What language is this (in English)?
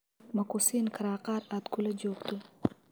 Somali